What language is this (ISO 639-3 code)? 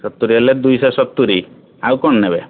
ori